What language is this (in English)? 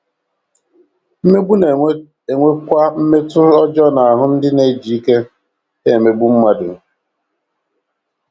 Igbo